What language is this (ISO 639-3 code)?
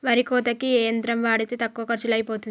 tel